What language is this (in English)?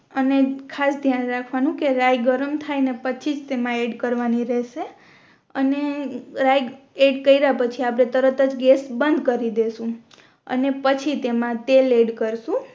Gujarati